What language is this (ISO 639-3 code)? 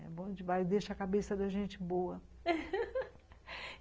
por